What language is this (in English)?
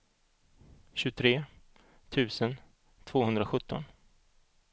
Swedish